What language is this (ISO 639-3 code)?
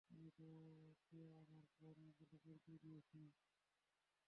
ben